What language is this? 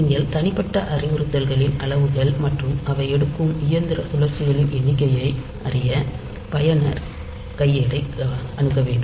Tamil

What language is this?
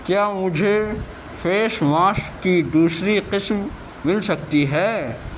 Urdu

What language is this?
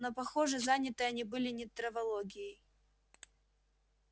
Russian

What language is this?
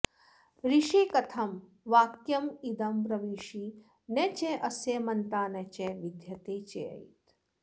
Sanskrit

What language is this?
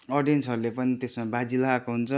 Nepali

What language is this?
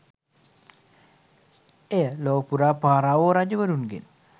Sinhala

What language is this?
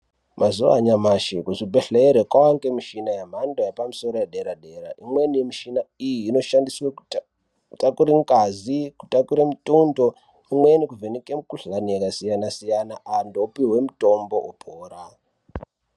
Ndau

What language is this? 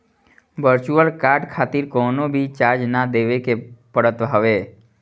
Bhojpuri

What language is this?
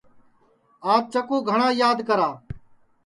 Sansi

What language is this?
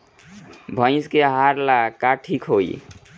Bhojpuri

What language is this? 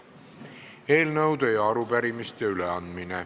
Estonian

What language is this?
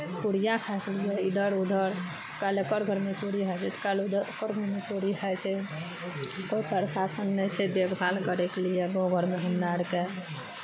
Maithili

